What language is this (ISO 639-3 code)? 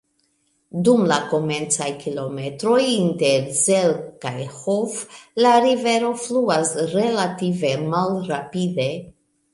epo